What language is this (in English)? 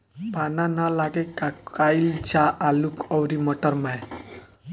Bhojpuri